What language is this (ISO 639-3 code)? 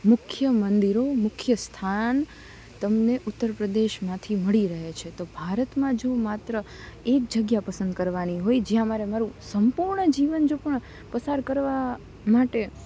guj